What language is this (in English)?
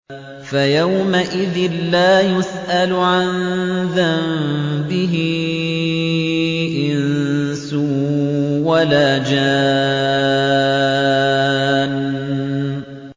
Arabic